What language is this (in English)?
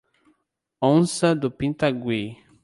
Portuguese